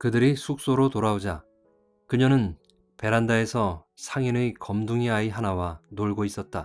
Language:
Korean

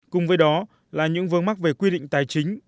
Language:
Vietnamese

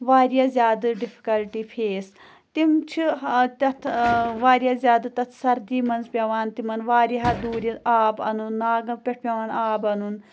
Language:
Kashmiri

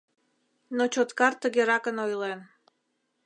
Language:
Mari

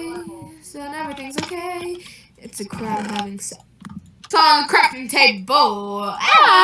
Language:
English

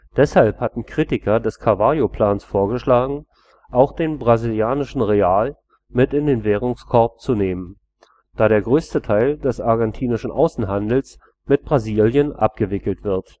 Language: German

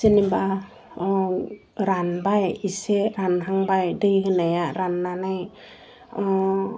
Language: Bodo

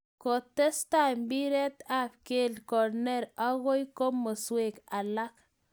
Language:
Kalenjin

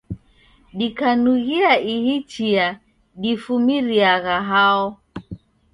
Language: Taita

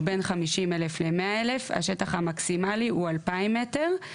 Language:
Hebrew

